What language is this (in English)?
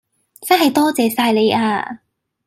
Cantonese